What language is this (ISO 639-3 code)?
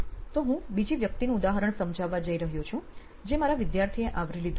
guj